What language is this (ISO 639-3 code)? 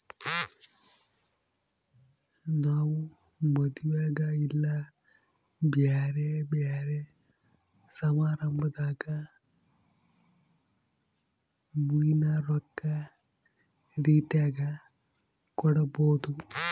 kan